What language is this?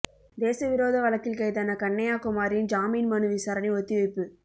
Tamil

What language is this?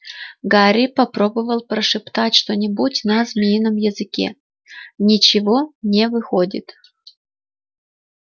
Russian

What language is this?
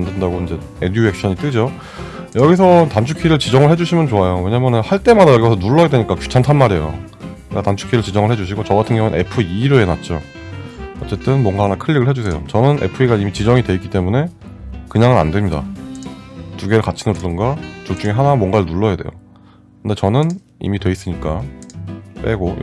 Korean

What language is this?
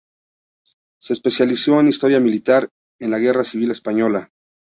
Spanish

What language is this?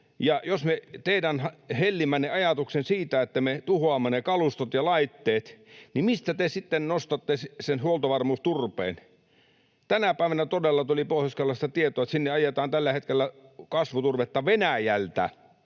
Finnish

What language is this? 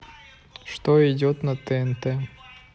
Russian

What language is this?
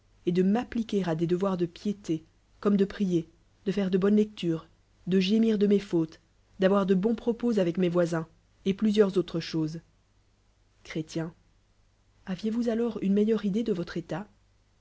French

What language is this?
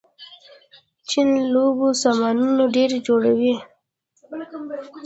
Pashto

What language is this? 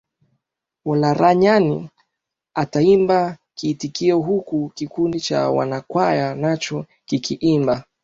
Swahili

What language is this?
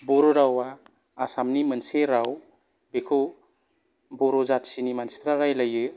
Bodo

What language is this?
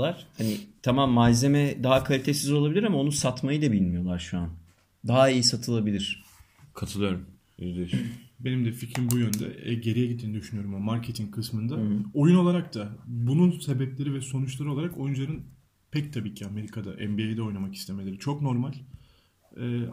Turkish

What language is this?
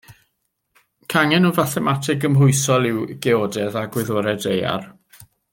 Welsh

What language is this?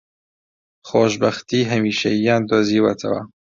Central Kurdish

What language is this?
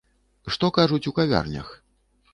Belarusian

